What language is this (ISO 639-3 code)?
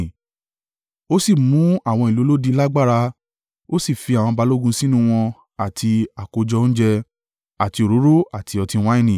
yor